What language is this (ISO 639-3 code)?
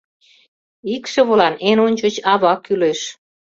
chm